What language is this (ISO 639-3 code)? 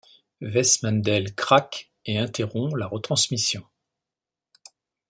fra